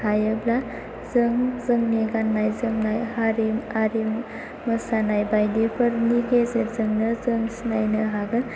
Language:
Bodo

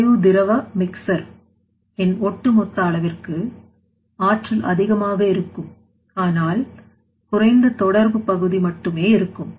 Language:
Tamil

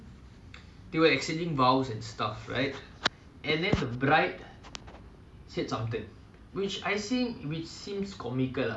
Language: English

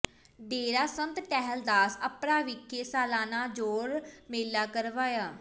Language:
Punjabi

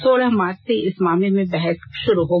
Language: Hindi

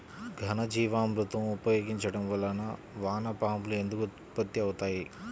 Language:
Telugu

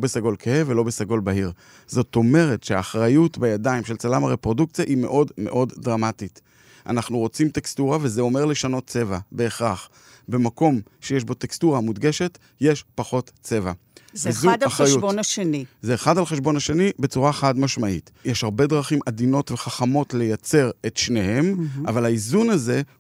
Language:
Hebrew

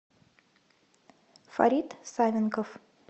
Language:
Russian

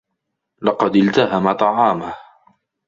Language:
Arabic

